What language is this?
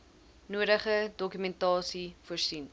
Afrikaans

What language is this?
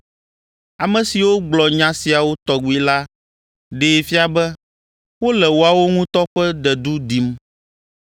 Ewe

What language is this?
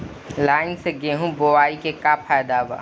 Bhojpuri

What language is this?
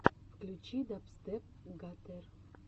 Russian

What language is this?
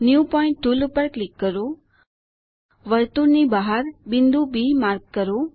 Gujarati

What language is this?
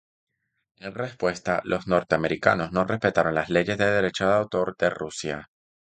Spanish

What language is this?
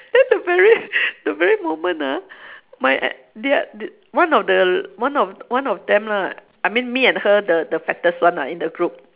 English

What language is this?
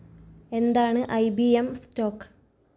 Malayalam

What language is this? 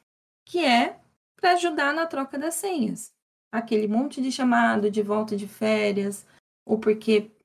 Portuguese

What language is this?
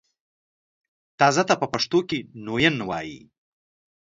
Pashto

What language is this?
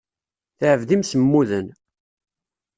Kabyle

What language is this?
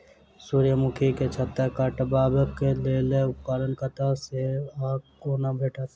Maithili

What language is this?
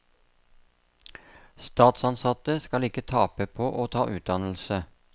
Norwegian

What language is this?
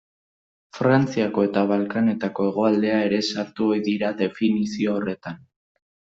Basque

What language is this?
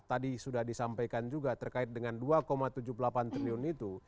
Indonesian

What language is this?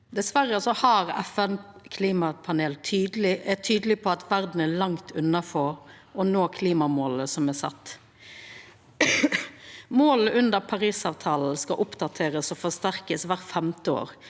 Norwegian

